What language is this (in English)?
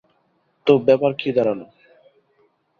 Bangla